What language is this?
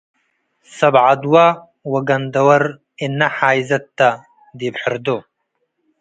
Tigre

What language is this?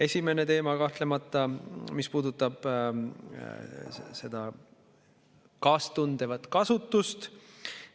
Estonian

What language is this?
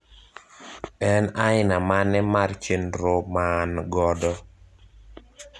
Luo (Kenya and Tanzania)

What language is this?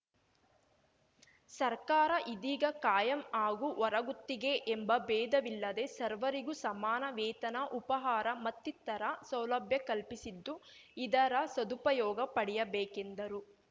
Kannada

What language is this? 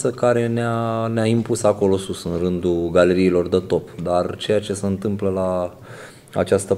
Romanian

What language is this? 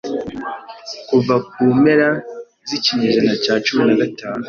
Kinyarwanda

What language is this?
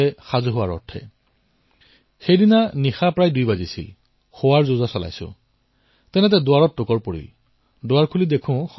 Assamese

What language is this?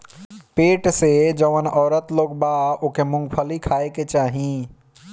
Bhojpuri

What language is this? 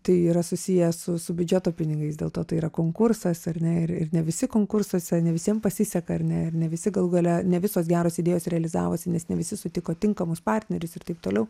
Lithuanian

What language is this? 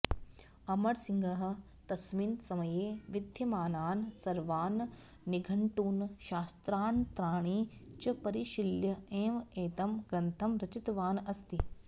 Sanskrit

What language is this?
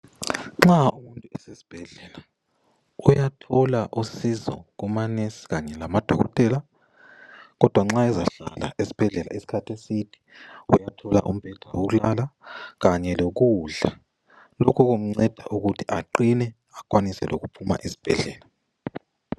North Ndebele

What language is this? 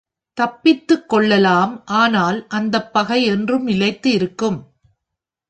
Tamil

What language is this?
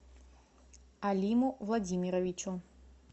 Russian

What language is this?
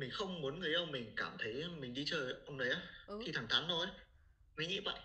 Vietnamese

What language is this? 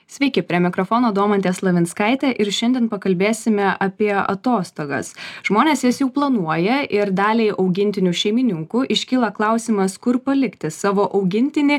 Lithuanian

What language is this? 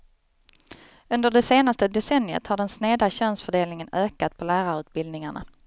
Swedish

